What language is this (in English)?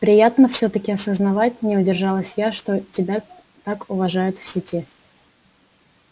Russian